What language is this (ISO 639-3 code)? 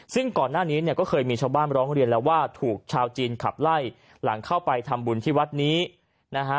tha